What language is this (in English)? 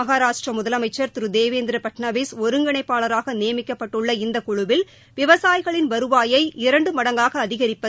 Tamil